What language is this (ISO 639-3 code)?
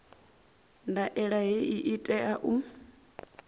ven